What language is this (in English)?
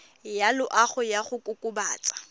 Tswana